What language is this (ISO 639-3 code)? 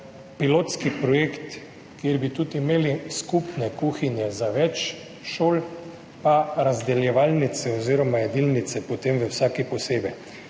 slv